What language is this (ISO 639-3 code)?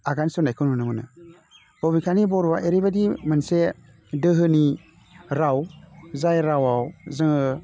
brx